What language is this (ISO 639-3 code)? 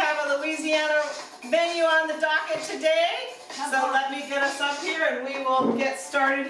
eng